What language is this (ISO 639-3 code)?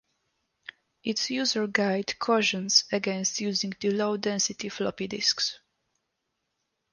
eng